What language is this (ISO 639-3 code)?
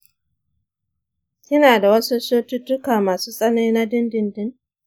hau